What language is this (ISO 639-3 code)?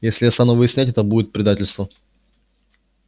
rus